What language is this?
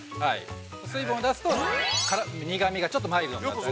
Japanese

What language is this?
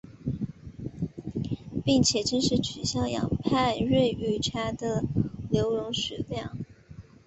Chinese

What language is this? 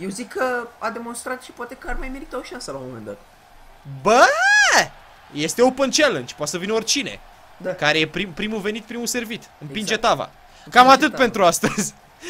Romanian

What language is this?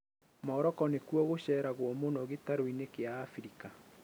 Kikuyu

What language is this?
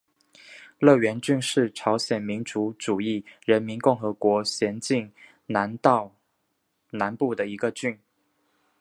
Chinese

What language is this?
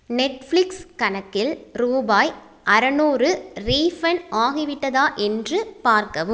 Tamil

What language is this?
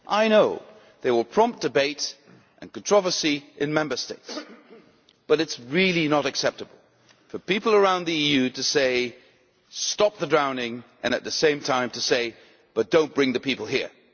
English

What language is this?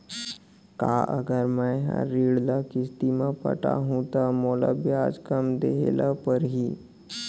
Chhattisgarhi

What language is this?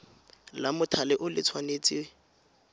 Tswana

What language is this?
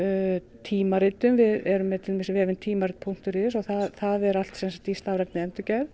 Icelandic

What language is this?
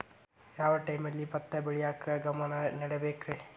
Kannada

